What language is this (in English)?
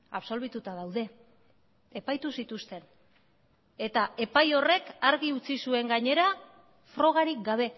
Basque